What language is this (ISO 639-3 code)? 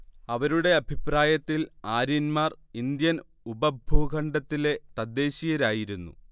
mal